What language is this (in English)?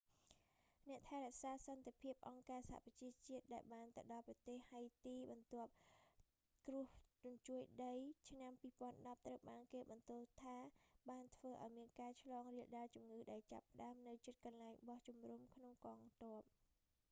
Khmer